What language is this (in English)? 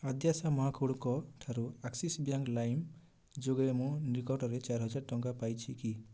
Odia